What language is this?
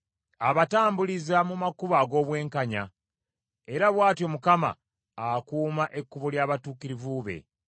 Ganda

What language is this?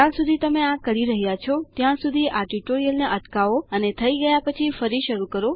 Gujarati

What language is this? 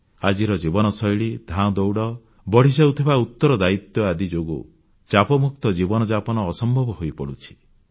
Odia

